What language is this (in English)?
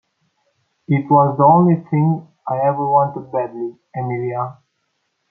English